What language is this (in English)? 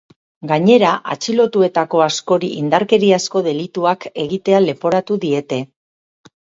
Basque